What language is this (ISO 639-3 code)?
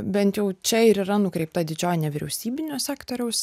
lit